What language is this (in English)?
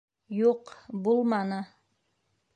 Bashkir